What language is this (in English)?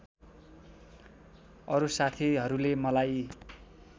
Nepali